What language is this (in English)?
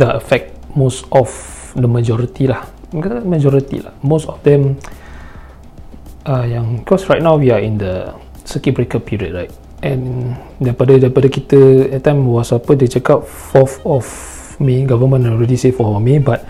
Malay